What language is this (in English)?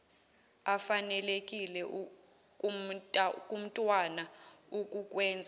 Zulu